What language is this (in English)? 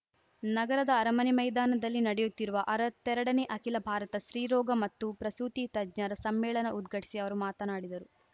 Kannada